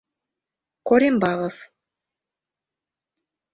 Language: Mari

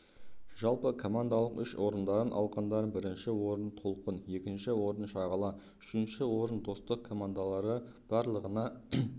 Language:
Kazakh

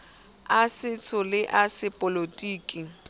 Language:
Southern Sotho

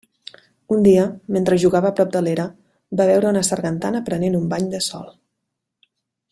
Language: Catalan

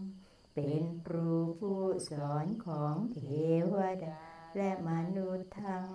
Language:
Thai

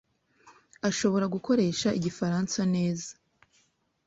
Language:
Kinyarwanda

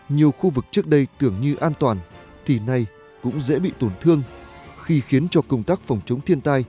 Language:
Vietnamese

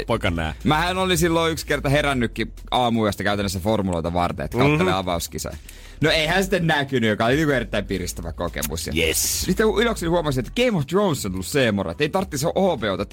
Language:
Finnish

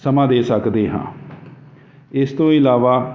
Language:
Punjabi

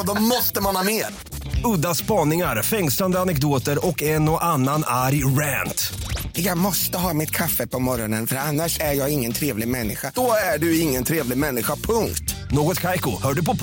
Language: Swedish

